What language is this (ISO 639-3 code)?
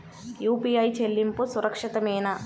tel